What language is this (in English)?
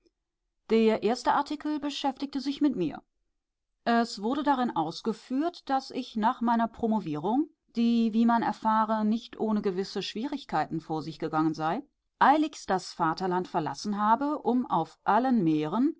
German